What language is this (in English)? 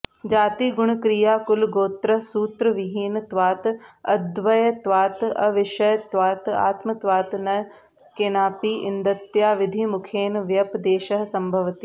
Sanskrit